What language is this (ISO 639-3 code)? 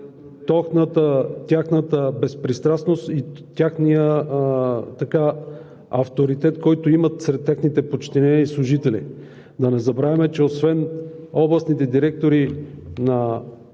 bul